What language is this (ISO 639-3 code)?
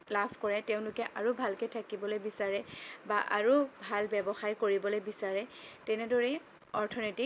asm